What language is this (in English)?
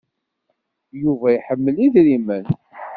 Kabyle